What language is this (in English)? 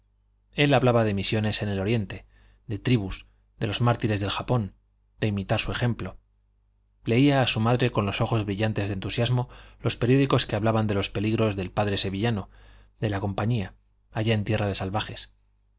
Spanish